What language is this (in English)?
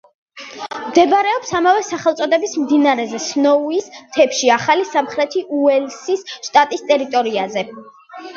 Georgian